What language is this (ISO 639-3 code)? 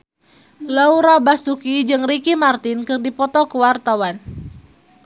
sun